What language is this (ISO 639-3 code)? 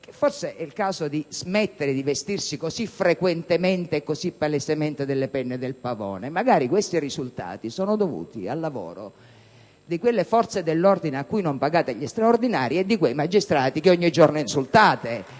ita